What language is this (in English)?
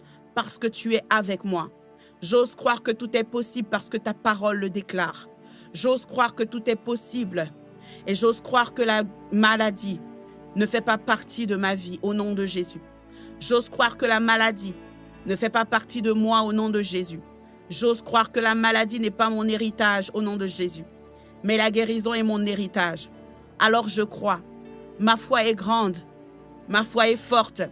French